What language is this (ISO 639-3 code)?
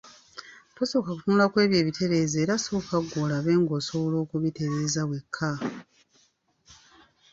lug